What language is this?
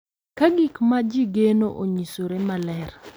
Luo (Kenya and Tanzania)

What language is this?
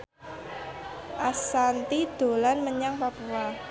Javanese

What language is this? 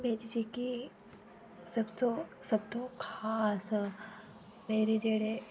Dogri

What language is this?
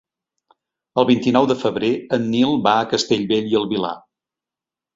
Catalan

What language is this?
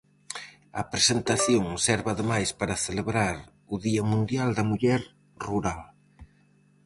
Galician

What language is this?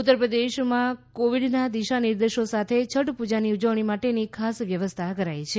Gujarati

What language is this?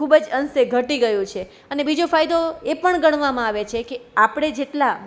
Gujarati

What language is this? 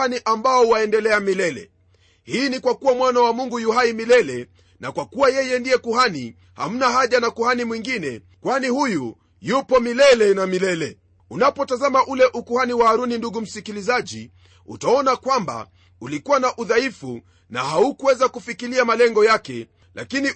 Swahili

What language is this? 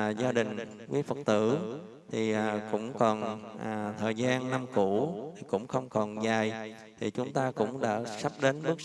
Vietnamese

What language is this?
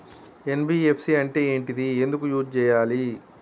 Telugu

